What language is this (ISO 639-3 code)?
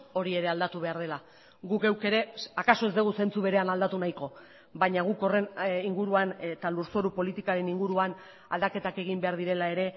eus